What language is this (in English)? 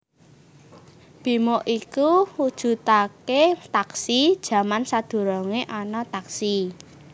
Javanese